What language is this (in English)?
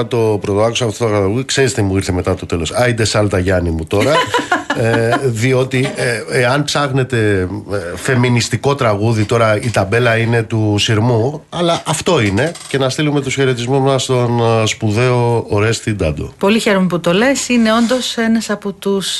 Greek